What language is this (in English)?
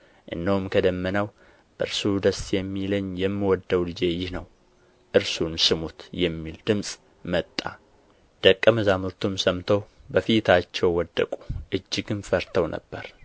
Amharic